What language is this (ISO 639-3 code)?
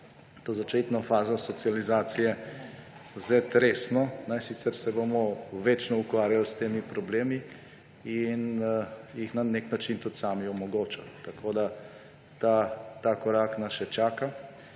slv